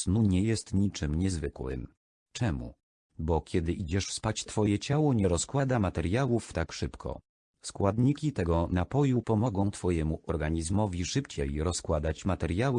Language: Polish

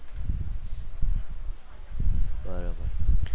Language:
Gujarati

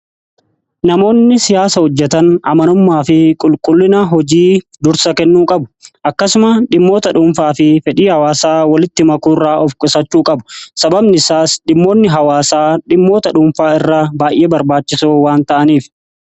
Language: Oromo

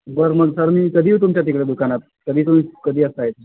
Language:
Marathi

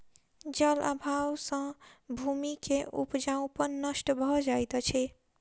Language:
Maithili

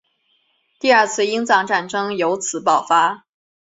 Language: Chinese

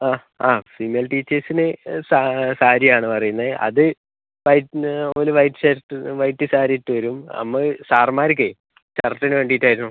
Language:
Malayalam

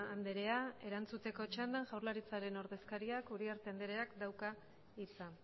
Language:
Basque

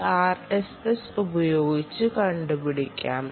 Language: Malayalam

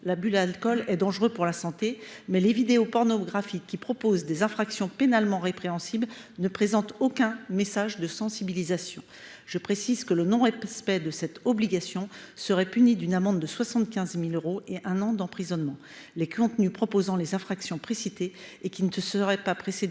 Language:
French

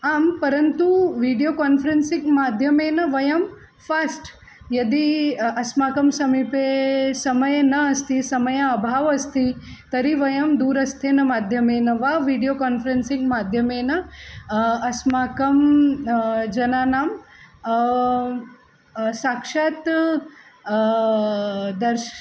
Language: Sanskrit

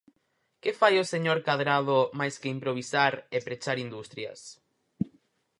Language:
Galician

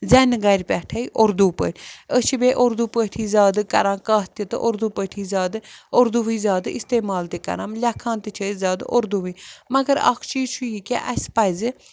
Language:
Kashmiri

